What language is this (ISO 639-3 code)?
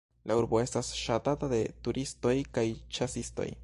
epo